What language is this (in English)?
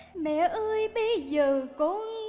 Vietnamese